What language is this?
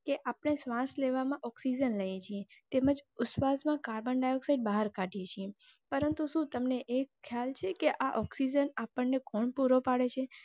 Gujarati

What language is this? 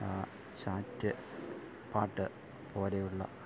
Malayalam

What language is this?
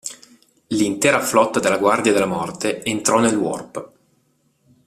Italian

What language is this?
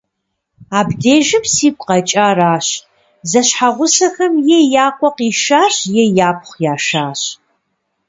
Kabardian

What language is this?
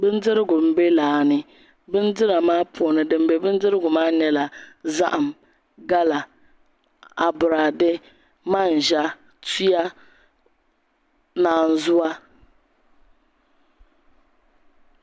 Dagbani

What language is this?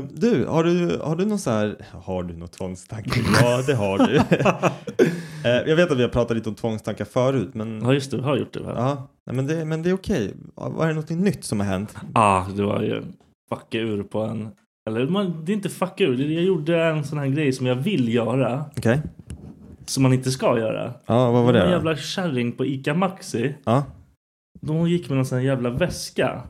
Swedish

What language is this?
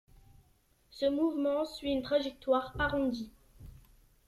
French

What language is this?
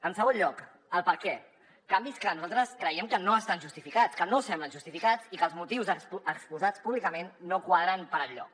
Catalan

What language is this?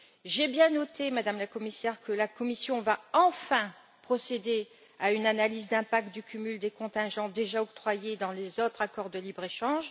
French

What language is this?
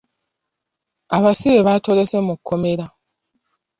Ganda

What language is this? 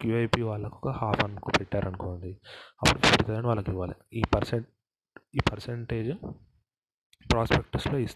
Telugu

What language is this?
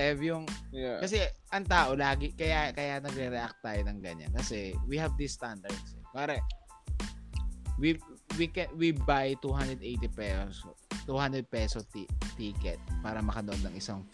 Filipino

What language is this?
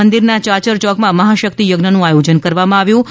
Gujarati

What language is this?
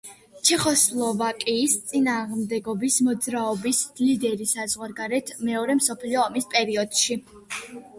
Georgian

